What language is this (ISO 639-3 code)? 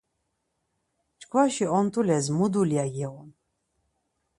lzz